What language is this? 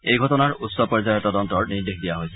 Assamese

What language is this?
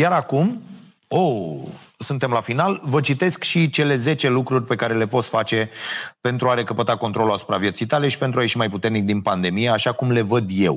Romanian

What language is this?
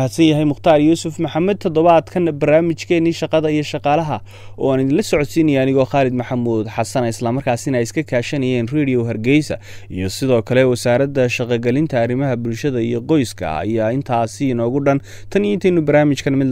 Arabic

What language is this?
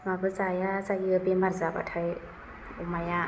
Bodo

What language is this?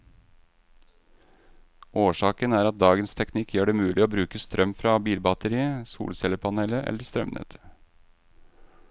Norwegian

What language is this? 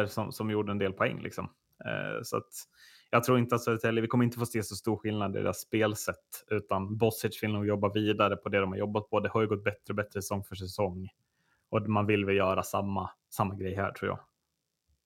Swedish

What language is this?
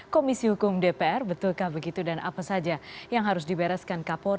Indonesian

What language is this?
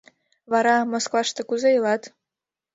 Mari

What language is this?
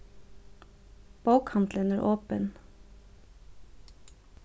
Faroese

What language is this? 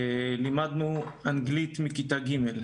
Hebrew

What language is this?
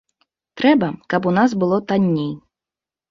Belarusian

